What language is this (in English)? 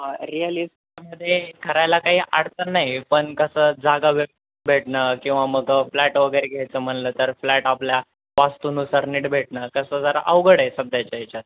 Marathi